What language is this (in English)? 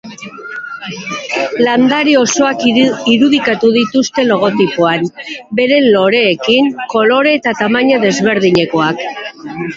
Basque